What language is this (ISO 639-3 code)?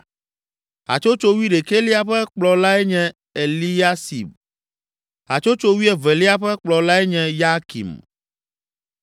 ewe